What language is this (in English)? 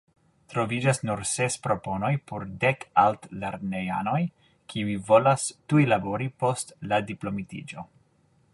Esperanto